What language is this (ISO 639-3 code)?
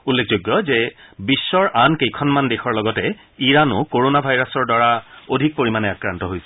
asm